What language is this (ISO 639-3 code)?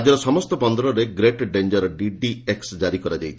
ori